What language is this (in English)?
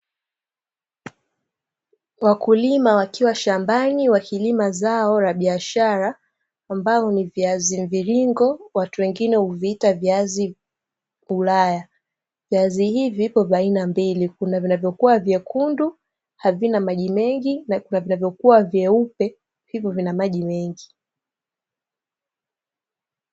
Swahili